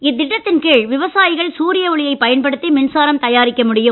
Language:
Tamil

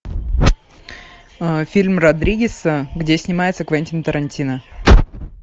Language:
Russian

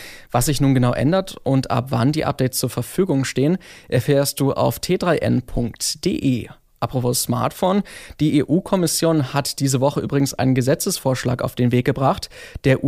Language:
German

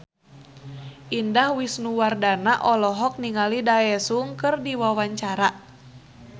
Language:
Sundanese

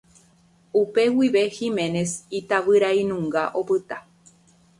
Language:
Guarani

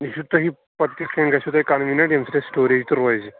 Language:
Kashmiri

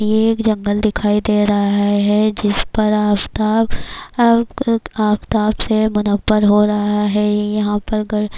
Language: Urdu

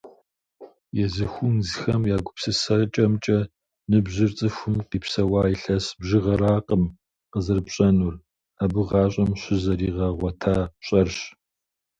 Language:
Kabardian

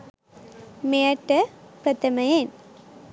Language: Sinhala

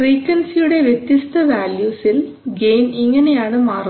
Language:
Malayalam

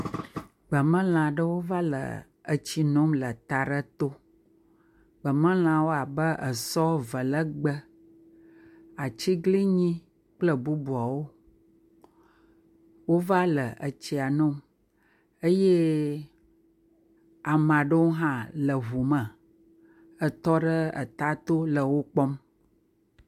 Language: Ewe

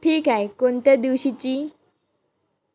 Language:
Marathi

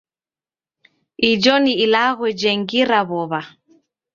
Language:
Taita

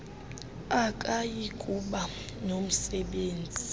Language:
Xhosa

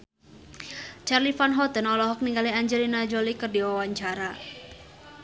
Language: Sundanese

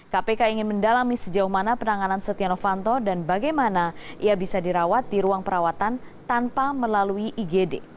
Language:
Indonesian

